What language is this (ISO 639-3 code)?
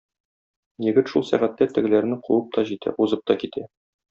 tat